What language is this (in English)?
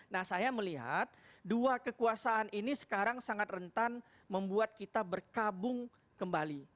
Indonesian